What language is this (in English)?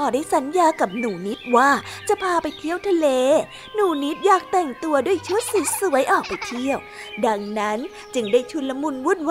Thai